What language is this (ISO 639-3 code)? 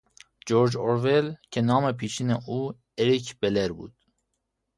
fas